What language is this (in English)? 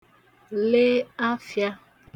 Igbo